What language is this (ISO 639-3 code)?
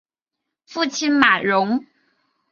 zho